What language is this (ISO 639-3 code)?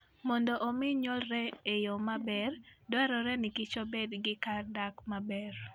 luo